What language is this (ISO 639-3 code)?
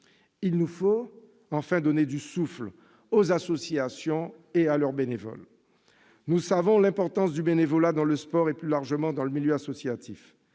fra